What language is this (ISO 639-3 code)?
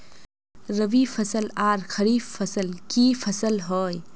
mag